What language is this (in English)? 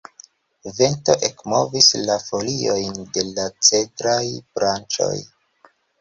Esperanto